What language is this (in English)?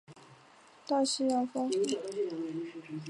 Chinese